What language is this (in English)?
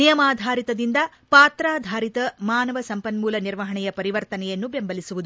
Kannada